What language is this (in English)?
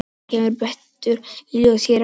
Icelandic